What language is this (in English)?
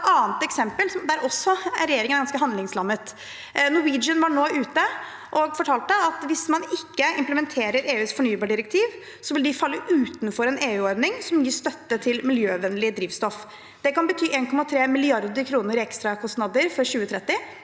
Norwegian